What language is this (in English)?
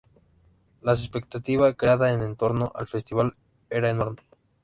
Spanish